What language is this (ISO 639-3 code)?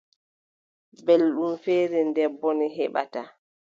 fub